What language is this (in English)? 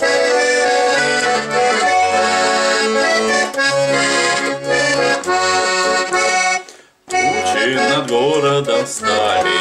Russian